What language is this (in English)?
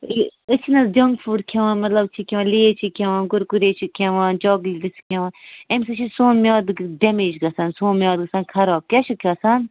Kashmiri